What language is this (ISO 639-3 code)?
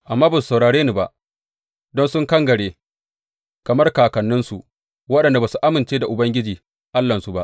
hau